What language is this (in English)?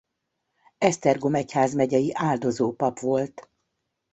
Hungarian